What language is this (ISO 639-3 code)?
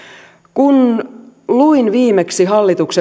fin